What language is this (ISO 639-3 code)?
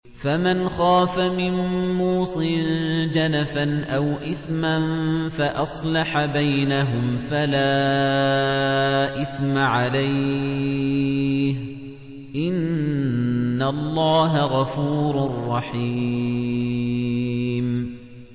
ara